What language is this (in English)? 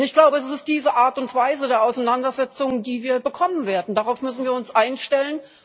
German